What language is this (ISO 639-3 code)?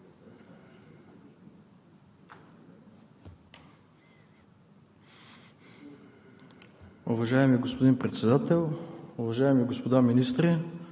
bul